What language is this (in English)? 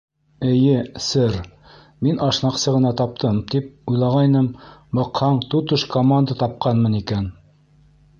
Bashkir